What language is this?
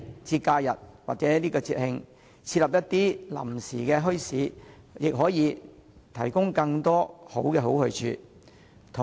Cantonese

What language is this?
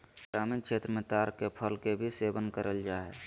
Magahi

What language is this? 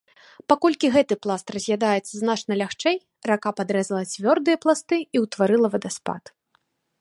Belarusian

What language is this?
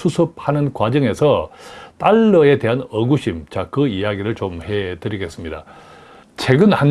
Korean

